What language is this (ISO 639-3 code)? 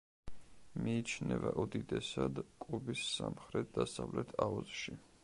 kat